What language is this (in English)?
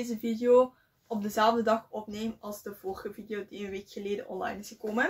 Dutch